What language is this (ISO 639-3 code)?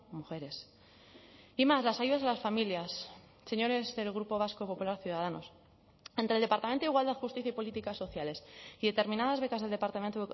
spa